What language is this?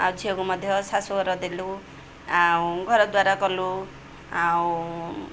Odia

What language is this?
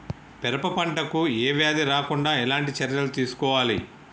Telugu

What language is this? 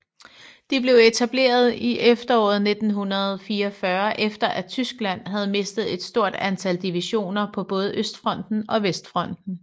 Danish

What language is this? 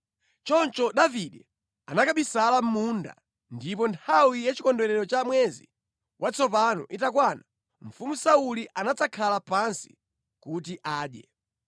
Nyanja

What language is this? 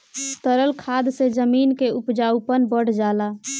Bhojpuri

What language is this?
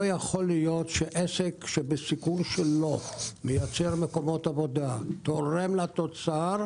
Hebrew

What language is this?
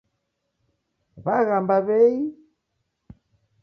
Taita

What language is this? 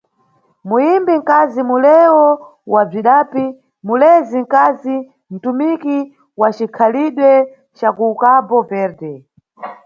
Nyungwe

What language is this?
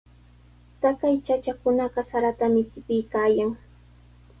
Sihuas Ancash Quechua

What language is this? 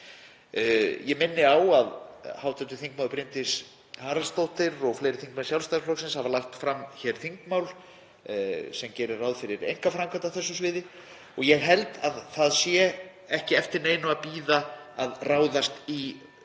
Icelandic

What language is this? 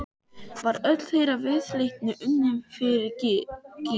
Icelandic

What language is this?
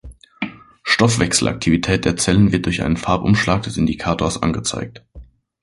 German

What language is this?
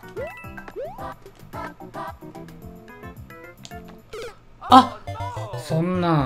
Japanese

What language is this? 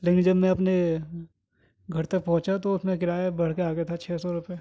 Urdu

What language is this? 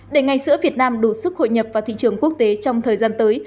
Vietnamese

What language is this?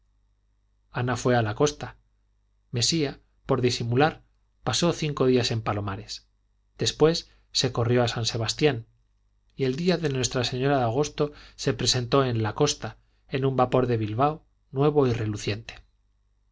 Spanish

